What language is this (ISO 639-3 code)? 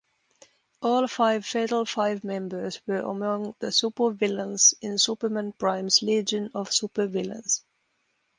eng